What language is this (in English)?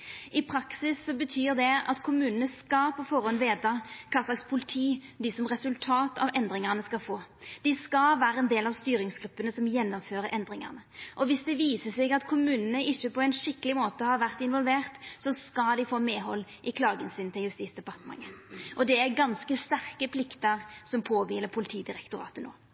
Norwegian Nynorsk